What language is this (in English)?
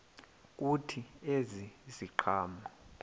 Xhosa